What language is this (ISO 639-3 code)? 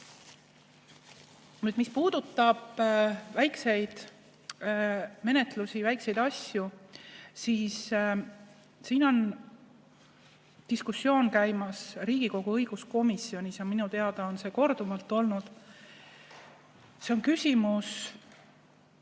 est